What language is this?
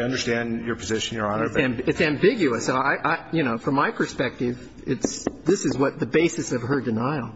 English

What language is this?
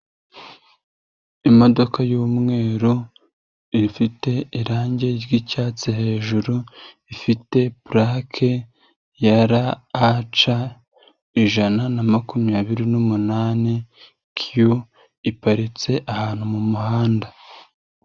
Kinyarwanda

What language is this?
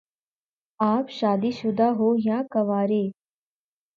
Urdu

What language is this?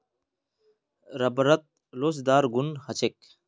Magahi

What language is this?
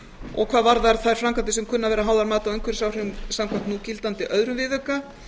Icelandic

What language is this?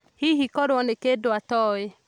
Kikuyu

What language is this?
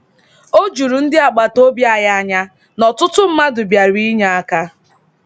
Igbo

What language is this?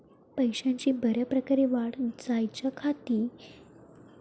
Marathi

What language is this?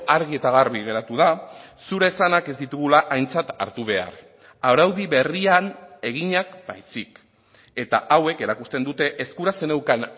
Basque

